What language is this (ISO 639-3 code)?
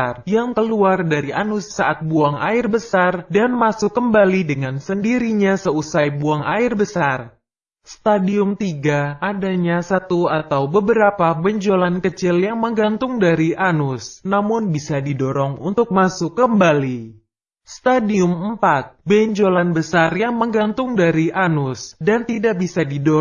ind